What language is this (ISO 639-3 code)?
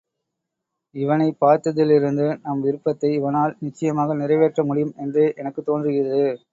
tam